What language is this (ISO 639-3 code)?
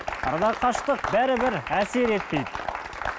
kaz